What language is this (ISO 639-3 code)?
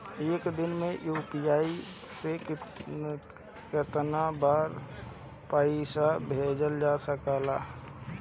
bho